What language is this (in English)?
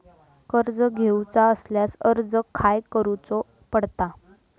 Marathi